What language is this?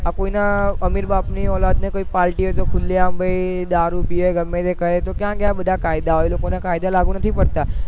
Gujarati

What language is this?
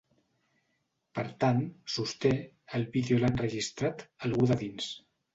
Catalan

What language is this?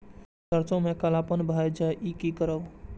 Maithili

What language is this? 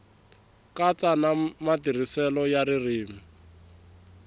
Tsonga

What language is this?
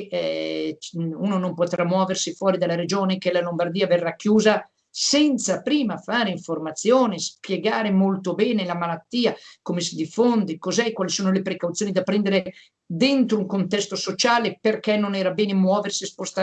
Italian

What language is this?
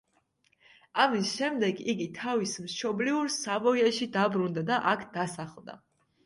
Georgian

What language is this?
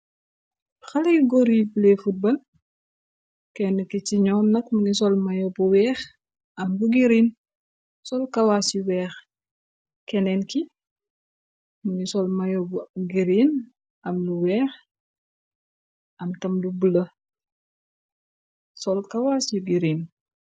Wolof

